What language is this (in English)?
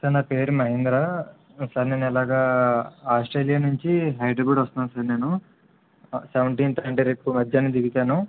Telugu